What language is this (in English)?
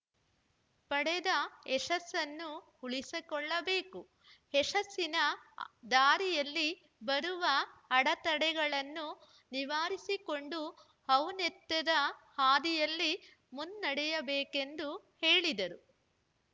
Kannada